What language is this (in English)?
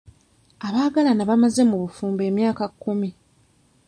Ganda